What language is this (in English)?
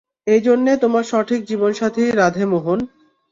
Bangla